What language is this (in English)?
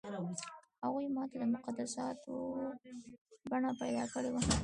Pashto